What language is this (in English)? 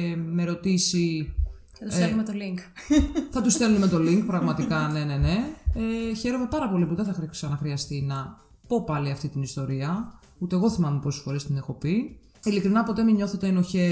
Greek